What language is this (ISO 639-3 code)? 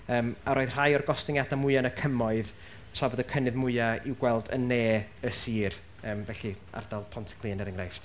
cym